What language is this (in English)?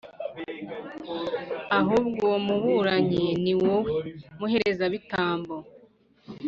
Kinyarwanda